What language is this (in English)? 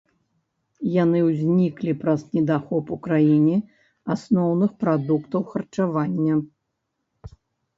Belarusian